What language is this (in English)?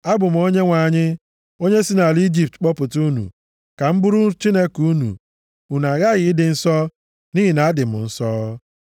Igbo